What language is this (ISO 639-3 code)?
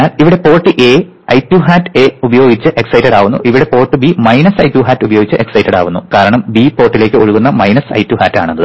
mal